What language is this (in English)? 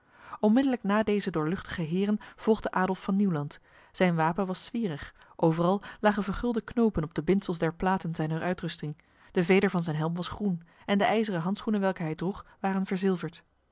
Dutch